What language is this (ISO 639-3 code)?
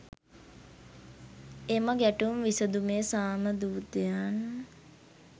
sin